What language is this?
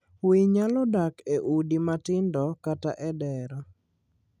Luo (Kenya and Tanzania)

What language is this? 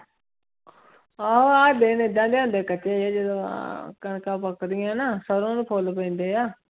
Punjabi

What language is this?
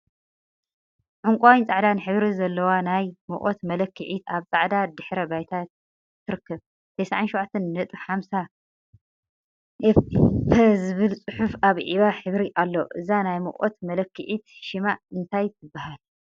Tigrinya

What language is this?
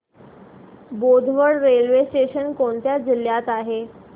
Marathi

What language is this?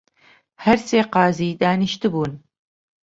Central Kurdish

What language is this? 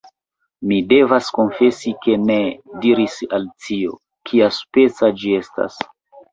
Esperanto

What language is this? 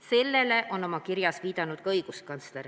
Estonian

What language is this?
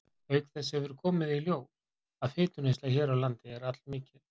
Icelandic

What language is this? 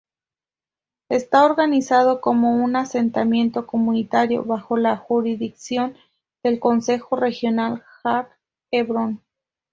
Spanish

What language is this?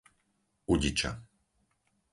Slovak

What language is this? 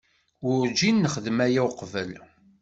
Kabyle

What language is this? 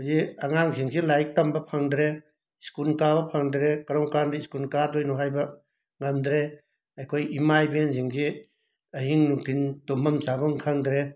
Manipuri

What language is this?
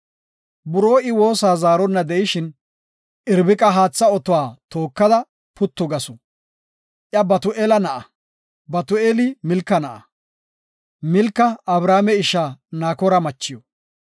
Gofa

